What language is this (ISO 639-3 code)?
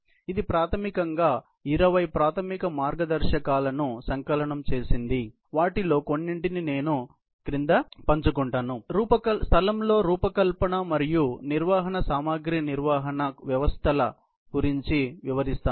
tel